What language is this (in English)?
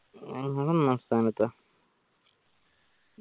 Malayalam